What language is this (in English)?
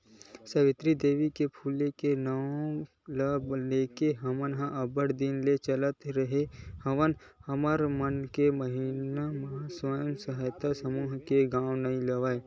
Chhattisgarhi